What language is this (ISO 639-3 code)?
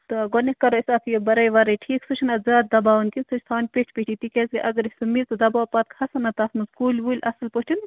kas